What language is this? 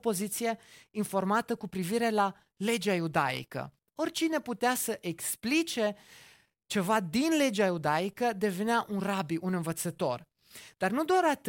Romanian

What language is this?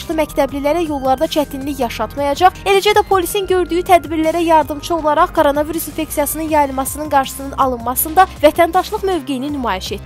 Turkish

